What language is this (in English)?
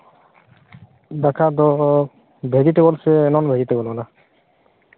Santali